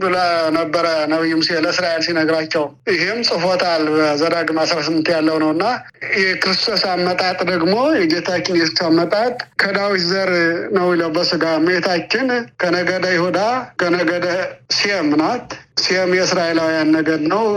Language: Amharic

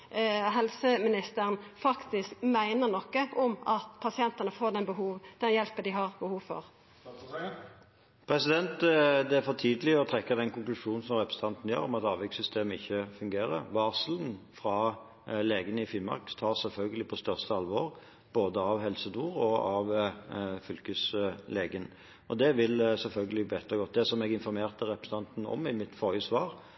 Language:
Norwegian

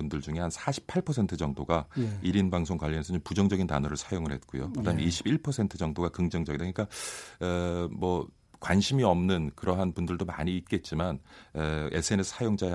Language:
Korean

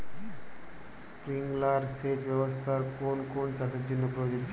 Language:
Bangla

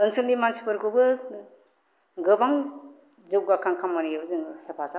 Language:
Bodo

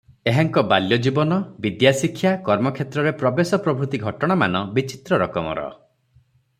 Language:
Odia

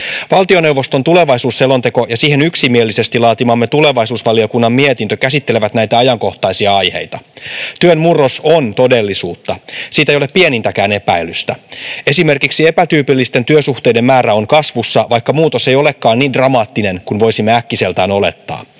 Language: Finnish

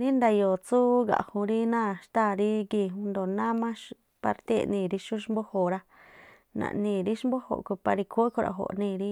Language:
Tlacoapa Me'phaa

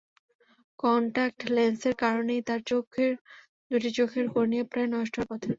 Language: Bangla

